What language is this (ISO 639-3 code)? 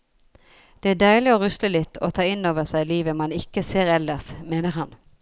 nor